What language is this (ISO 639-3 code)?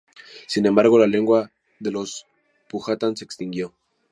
spa